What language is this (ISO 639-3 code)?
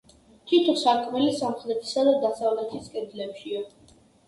kat